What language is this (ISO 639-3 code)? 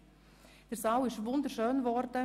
gsw